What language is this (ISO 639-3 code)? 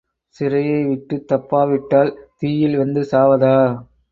tam